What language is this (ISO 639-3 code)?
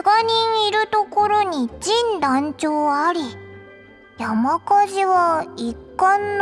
jpn